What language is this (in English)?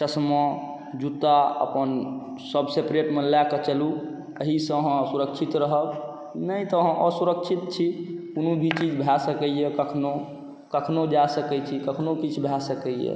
Maithili